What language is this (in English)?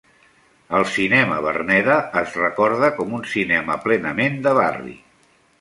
Catalan